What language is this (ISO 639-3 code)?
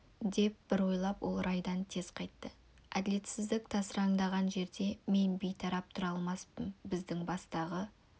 kaz